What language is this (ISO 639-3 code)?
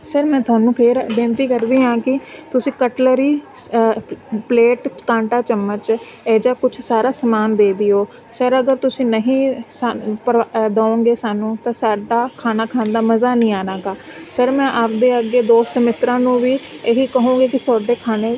pan